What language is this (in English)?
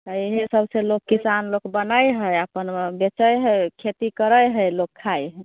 Maithili